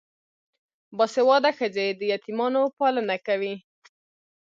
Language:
Pashto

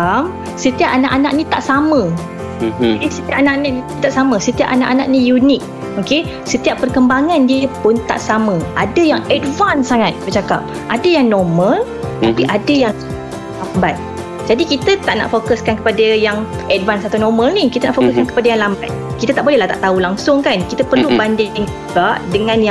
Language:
Malay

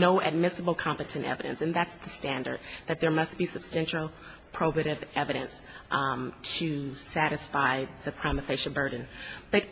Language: English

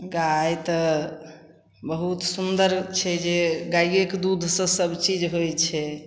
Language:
Maithili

